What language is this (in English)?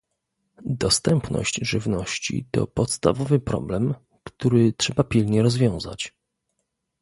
Polish